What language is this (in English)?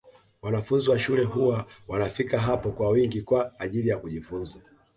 Swahili